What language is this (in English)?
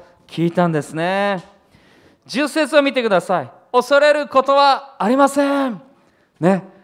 Japanese